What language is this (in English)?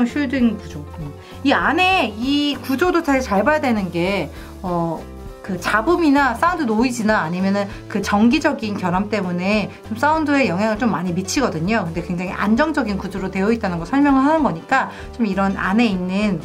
Korean